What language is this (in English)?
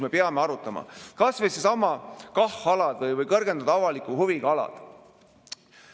Estonian